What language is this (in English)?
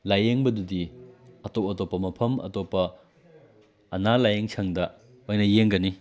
Manipuri